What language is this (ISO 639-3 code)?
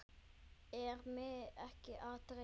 isl